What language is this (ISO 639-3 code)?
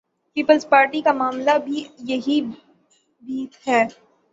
urd